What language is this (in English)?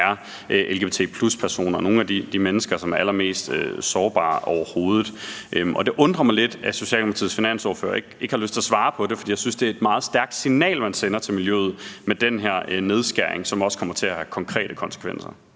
Danish